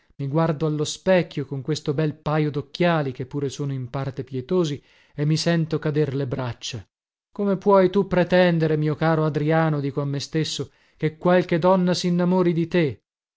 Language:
Italian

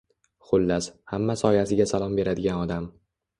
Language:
Uzbek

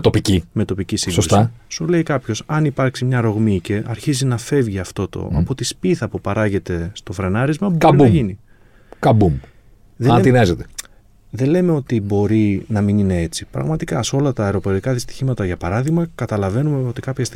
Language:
Greek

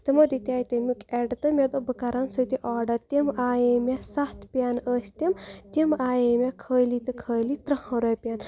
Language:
Kashmiri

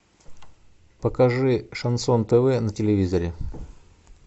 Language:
Russian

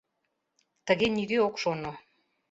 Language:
Mari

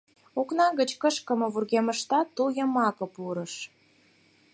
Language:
Mari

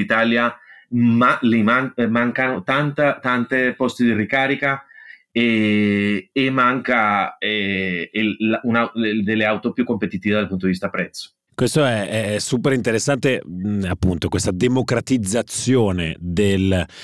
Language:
Italian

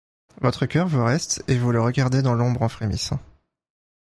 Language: French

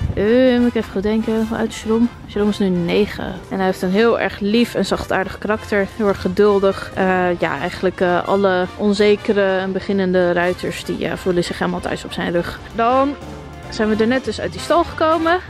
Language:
Dutch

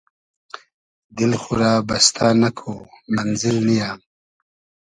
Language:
Hazaragi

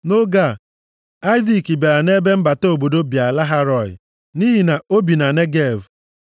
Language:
Igbo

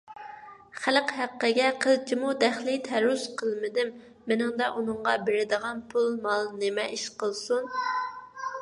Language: Uyghur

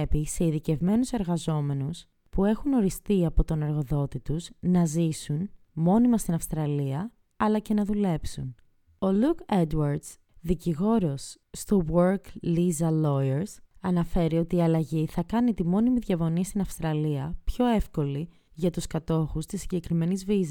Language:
Greek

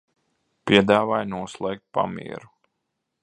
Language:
Latvian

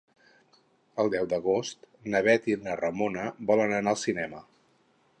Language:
Catalan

